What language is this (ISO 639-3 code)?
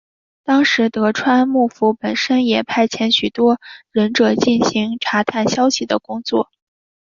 zho